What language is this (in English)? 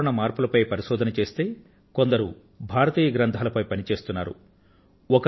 Telugu